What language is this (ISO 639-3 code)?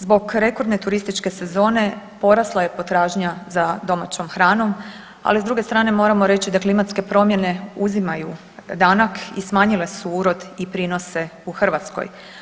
hrv